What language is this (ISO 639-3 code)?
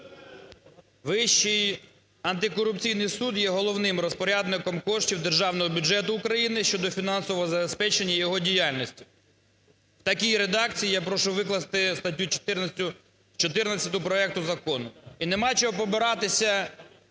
ukr